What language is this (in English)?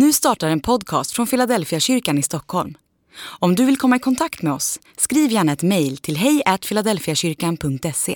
Swedish